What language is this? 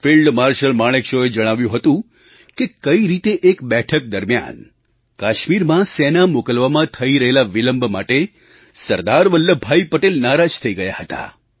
Gujarati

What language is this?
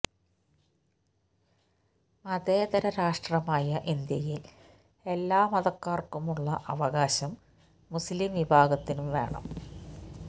Malayalam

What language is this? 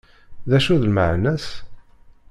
Kabyle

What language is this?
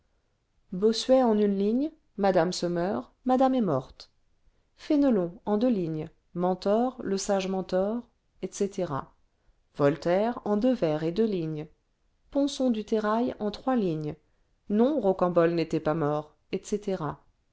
French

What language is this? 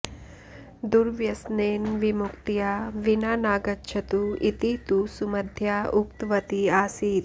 Sanskrit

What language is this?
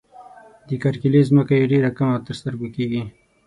Pashto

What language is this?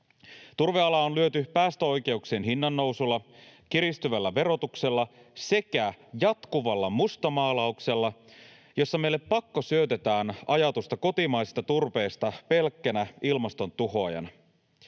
Finnish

